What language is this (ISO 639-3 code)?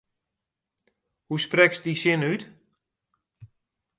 fry